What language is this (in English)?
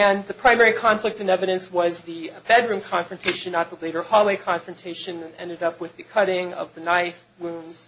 English